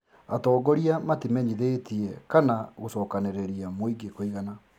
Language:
Kikuyu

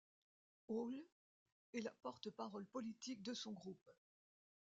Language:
French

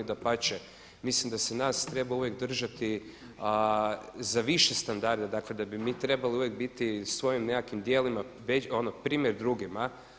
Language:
Croatian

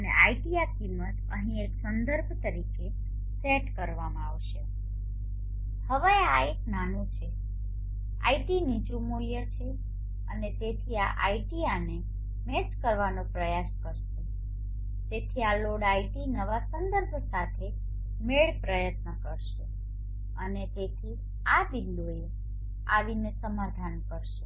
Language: Gujarati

